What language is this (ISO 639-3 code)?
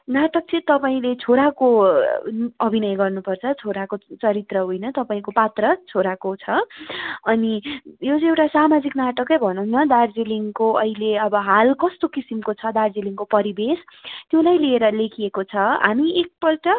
nep